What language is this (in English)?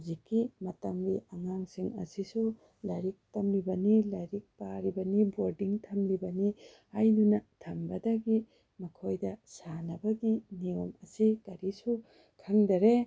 Manipuri